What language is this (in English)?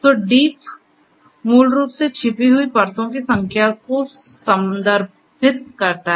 Hindi